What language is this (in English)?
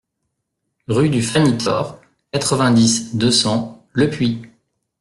French